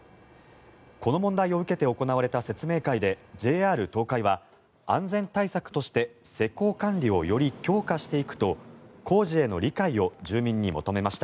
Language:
Japanese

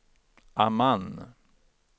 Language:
Swedish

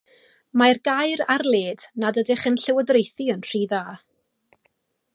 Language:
Welsh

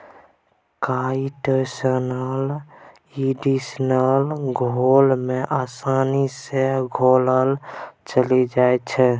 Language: Maithili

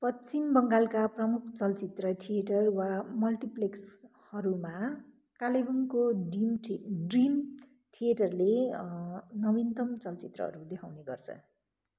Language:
Nepali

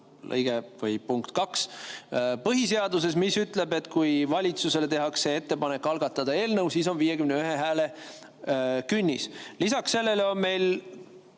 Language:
Estonian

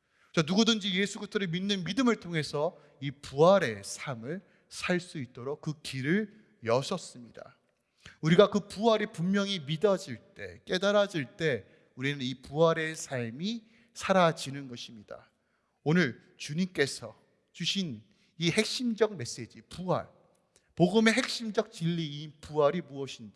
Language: Korean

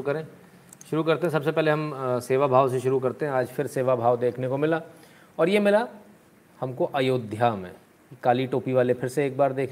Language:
Hindi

